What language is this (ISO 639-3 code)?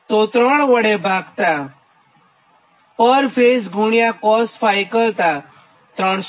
guj